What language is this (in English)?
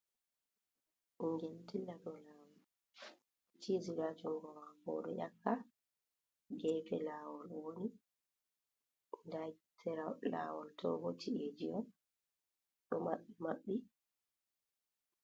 Fula